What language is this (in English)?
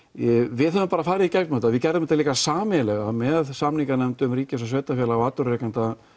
Icelandic